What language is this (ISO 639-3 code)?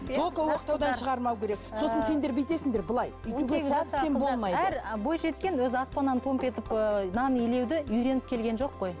kaz